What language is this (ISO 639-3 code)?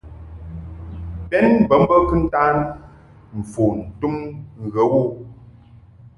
mhk